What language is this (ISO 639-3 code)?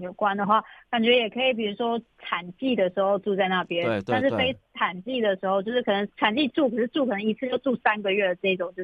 zho